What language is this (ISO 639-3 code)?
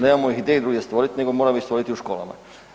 hrv